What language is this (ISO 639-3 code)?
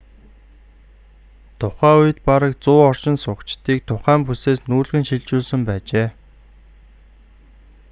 mon